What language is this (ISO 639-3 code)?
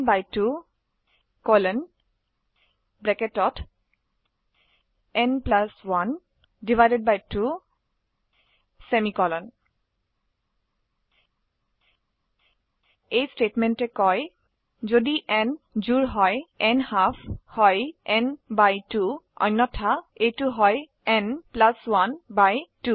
asm